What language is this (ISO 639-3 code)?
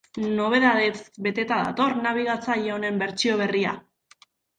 eus